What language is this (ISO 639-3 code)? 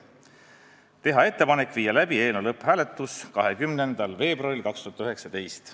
est